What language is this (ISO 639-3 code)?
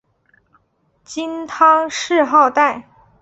zho